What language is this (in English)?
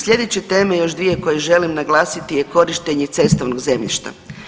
Croatian